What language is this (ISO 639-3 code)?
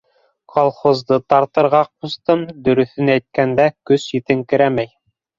bak